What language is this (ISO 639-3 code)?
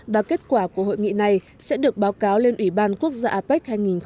vie